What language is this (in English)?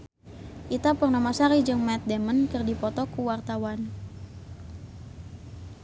Sundanese